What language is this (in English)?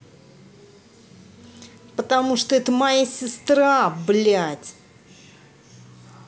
Russian